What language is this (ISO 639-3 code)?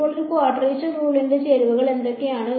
mal